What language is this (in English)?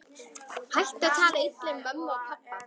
Icelandic